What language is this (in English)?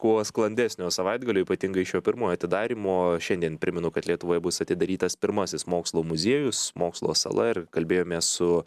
Lithuanian